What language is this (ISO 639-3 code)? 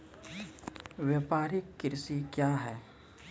mai